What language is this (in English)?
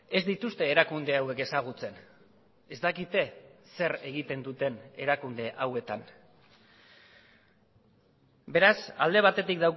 Basque